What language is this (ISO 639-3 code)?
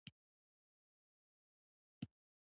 pus